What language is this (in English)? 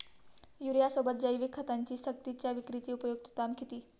Marathi